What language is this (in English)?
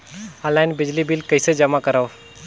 Chhattisgarhi